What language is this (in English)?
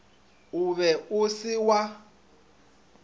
Northern Sotho